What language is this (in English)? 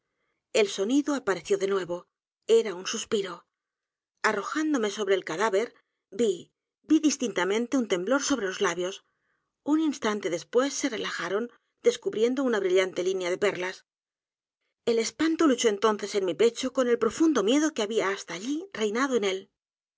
Spanish